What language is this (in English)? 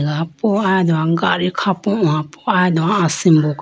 Idu-Mishmi